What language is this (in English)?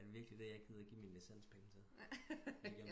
Danish